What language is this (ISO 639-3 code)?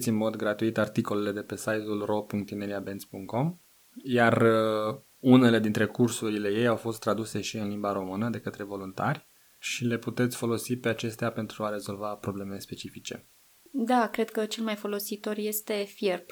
ron